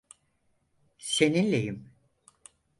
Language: Turkish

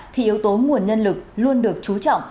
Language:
Vietnamese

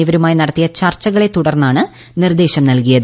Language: Malayalam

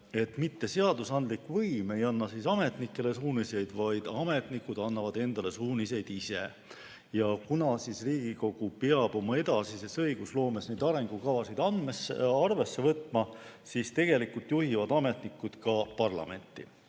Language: Estonian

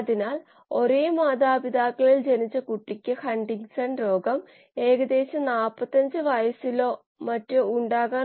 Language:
Malayalam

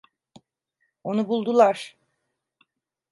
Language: Turkish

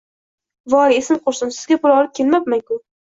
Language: Uzbek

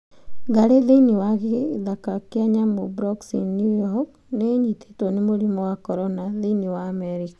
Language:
Kikuyu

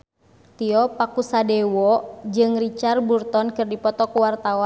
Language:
Sundanese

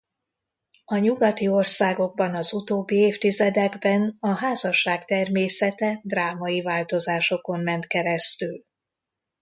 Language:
Hungarian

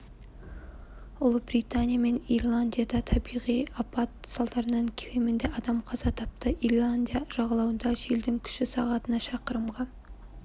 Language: Kazakh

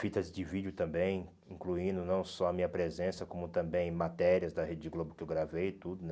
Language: Portuguese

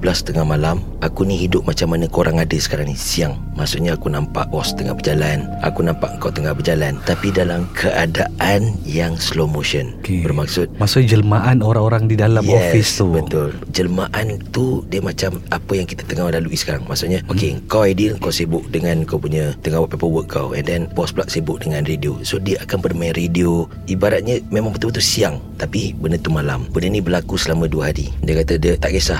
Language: Malay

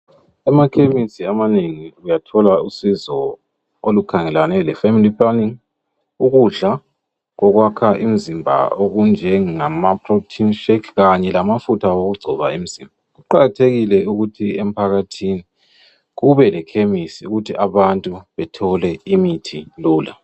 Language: North Ndebele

